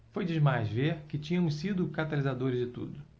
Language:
Portuguese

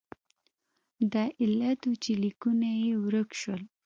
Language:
Pashto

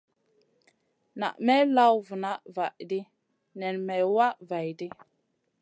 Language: Masana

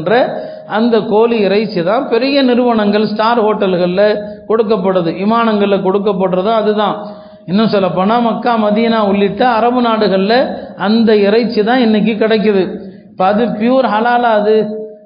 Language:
Arabic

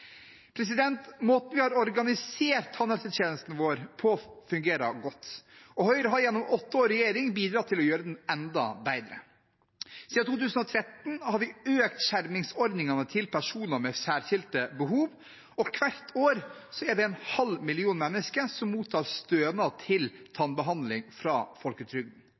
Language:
Norwegian Bokmål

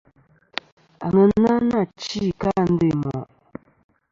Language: Kom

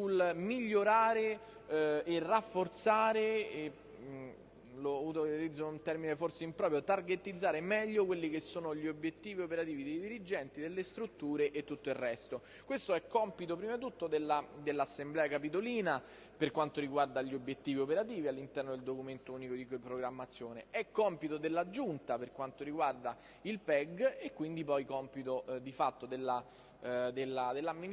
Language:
Italian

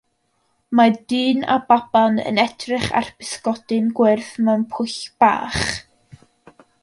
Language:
Welsh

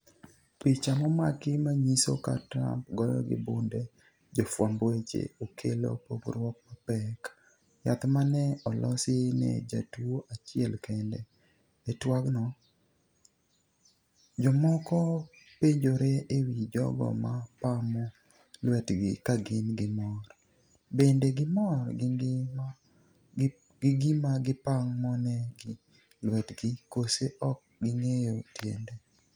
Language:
Luo (Kenya and Tanzania)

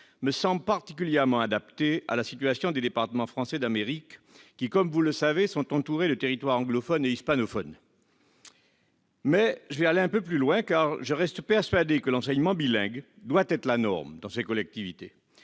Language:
French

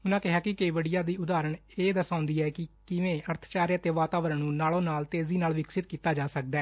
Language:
Punjabi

